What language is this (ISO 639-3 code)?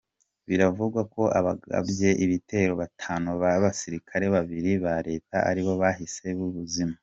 kin